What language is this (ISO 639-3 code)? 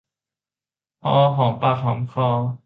tha